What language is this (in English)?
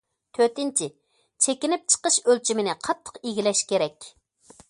Uyghur